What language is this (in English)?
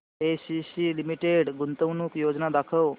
Marathi